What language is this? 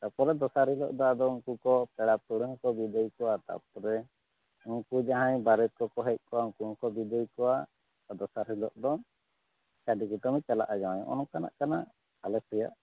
Santali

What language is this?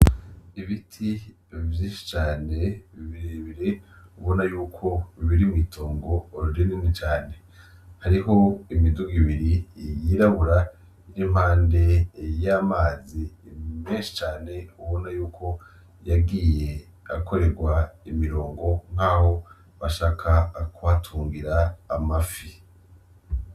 Rundi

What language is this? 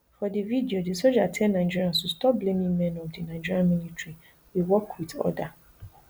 Nigerian Pidgin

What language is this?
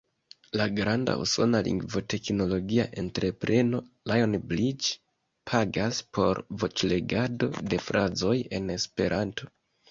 Esperanto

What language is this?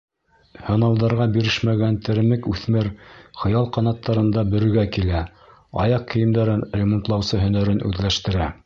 Bashkir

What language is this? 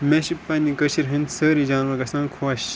Kashmiri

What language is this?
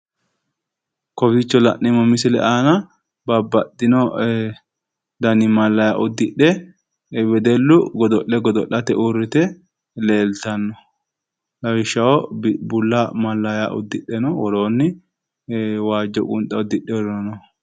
Sidamo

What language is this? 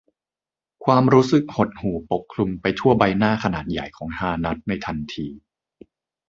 Thai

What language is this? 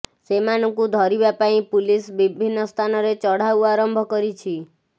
Odia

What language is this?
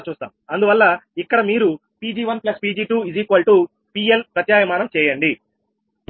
Telugu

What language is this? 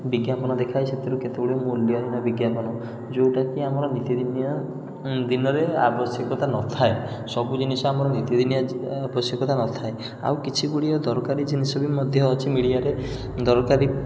Odia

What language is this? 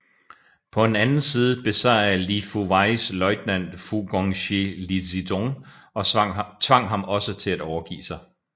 Danish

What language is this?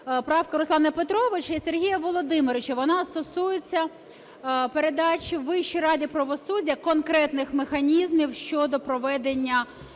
Ukrainian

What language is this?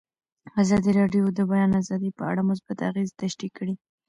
Pashto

